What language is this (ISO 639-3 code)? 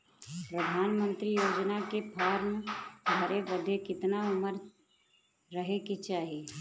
bho